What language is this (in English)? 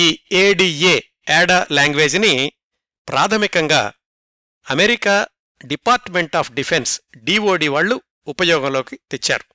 Telugu